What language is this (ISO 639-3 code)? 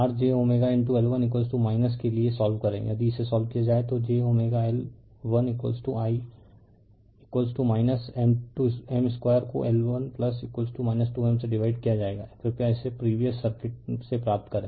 hin